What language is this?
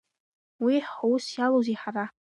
Abkhazian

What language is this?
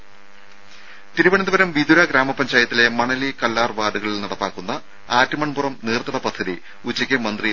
Malayalam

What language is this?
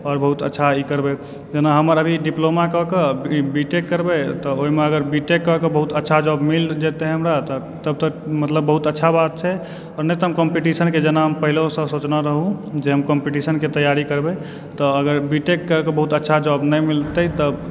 Maithili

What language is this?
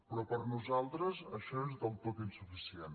Catalan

